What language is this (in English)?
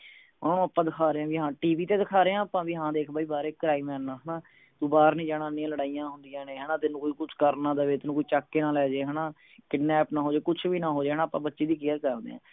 Punjabi